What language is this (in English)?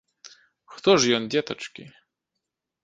Belarusian